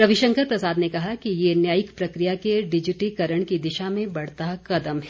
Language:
Hindi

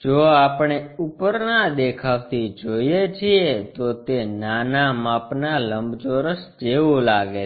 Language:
Gujarati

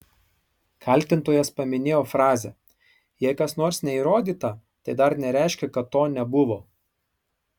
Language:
Lithuanian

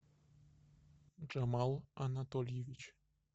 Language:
Russian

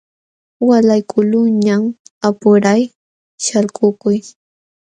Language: Jauja Wanca Quechua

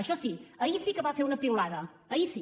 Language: Catalan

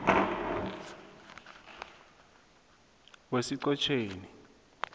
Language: South Ndebele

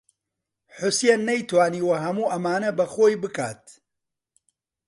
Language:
Central Kurdish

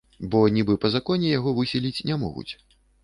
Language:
Belarusian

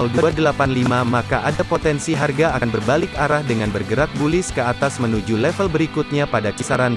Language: Indonesian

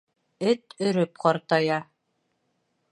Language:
Bashkir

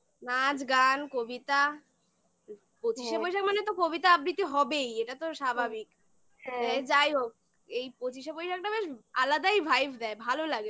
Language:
Bangla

